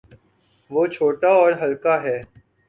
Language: Urdu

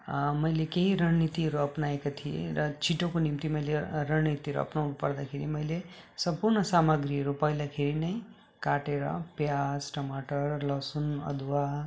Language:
Nepali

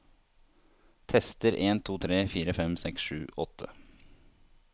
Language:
Norwegian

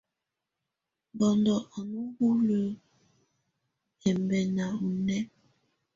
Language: Tunen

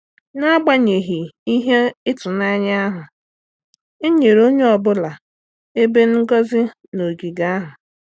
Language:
Igbo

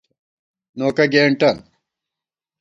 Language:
Gawar-Bati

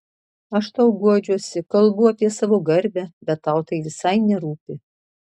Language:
Lithuanian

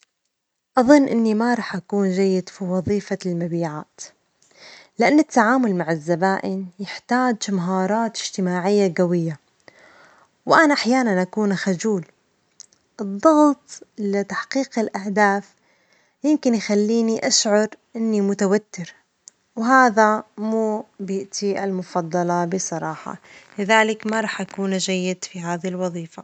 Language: Omani Arabic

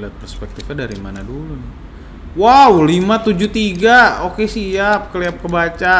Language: Indonesian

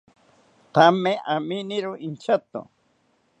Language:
South Ucayali Ashéninka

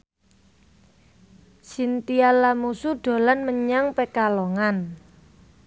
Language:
Javanese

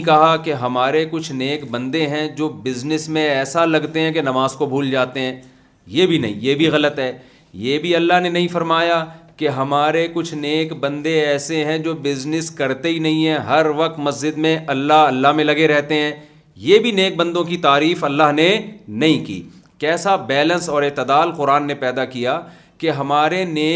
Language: Urdu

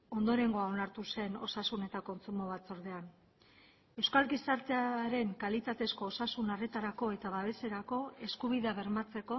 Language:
Basque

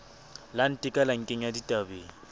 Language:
Southern Sotho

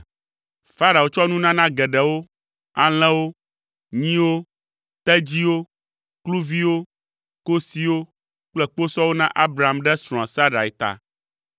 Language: Ewe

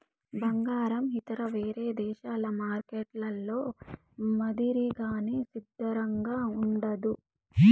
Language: Telugu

